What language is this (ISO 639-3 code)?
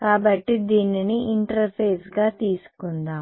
tel